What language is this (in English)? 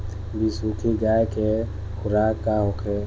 Bhojpuri